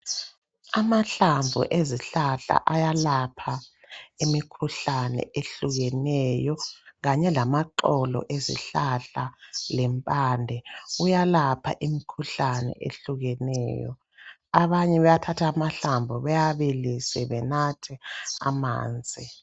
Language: North Ndebele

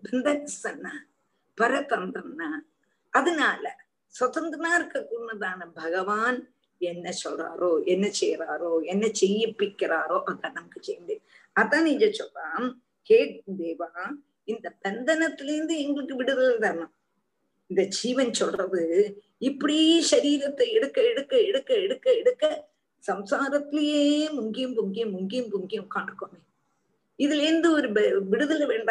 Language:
Tamil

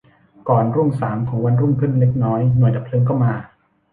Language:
Thai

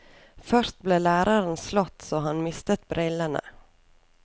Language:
Norwegian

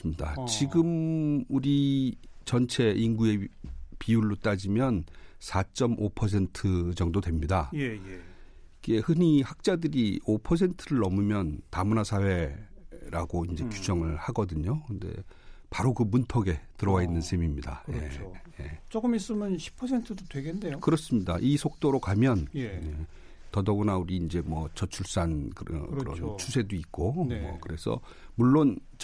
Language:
Korean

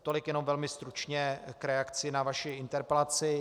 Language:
Czech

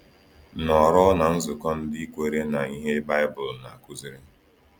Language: Igbo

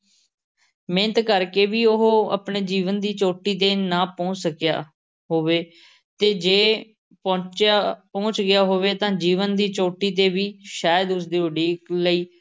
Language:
Punjabi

